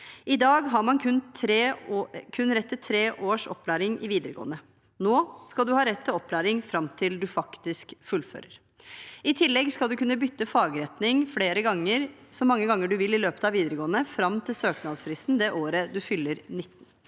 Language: Norwegian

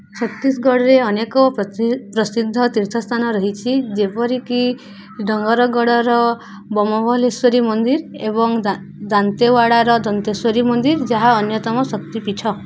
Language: Odia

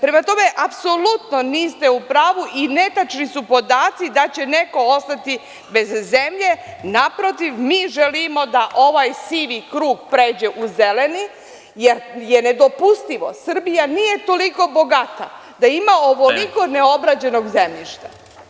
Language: Serbian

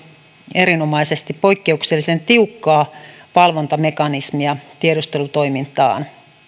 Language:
Finnish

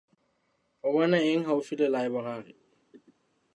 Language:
Southern Sotho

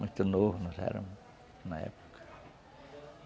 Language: Portuguese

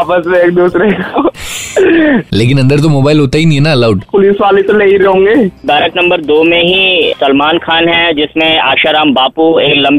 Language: Hindi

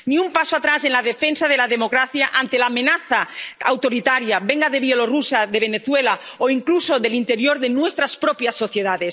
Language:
Spanish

